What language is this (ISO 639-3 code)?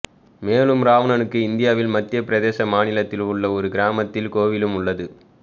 tam